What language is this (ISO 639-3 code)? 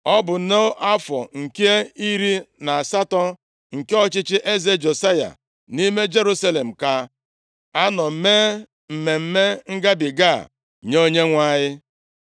ibo